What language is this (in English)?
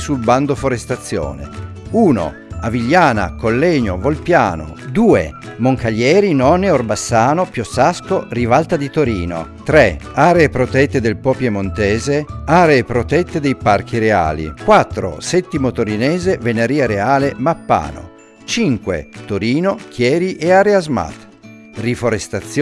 Italian